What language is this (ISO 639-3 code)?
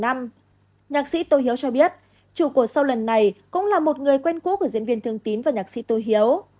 vie